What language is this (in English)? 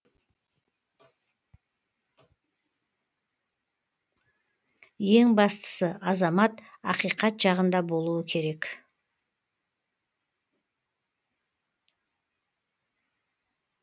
Kazakh